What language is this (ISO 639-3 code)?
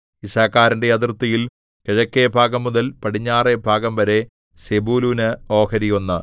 mal